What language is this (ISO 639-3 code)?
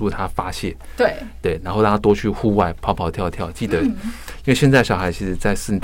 zho